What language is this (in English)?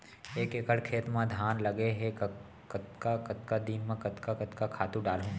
Chhattisgarhi